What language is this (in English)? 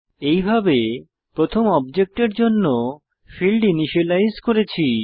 Bangla